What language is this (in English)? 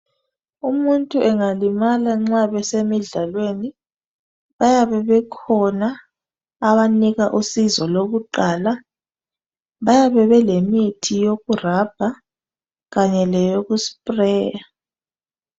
North Ndebele